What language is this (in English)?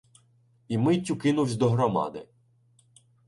Ukrainian